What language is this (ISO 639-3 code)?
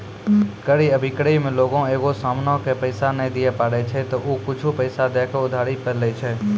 mai